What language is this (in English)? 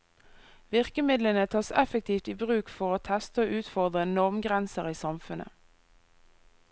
Norwegian